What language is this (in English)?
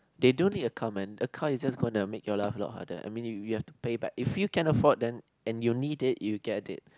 English